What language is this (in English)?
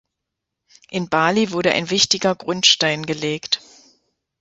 German